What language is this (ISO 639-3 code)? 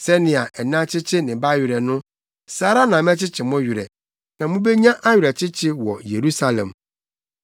aka